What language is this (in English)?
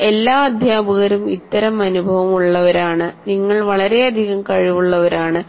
Malayalam